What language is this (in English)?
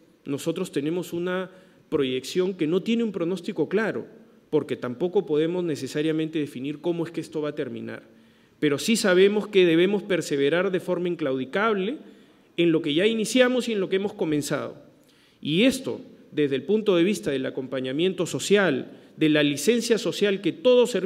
Spanish